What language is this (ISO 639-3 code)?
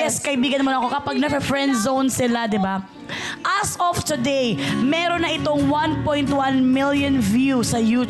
fil